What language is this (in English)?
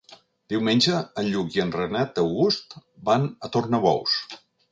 Catalan